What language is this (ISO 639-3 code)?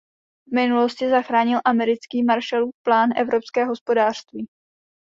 ces